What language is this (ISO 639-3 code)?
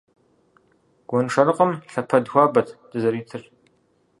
kbd